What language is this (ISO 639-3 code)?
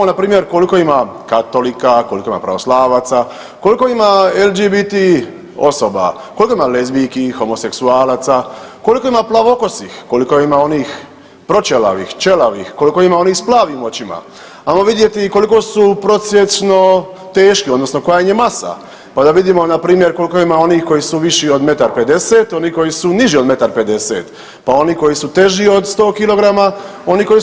hrv